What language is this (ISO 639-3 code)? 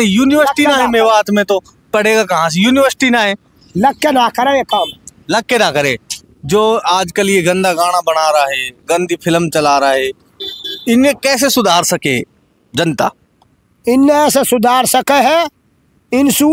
hin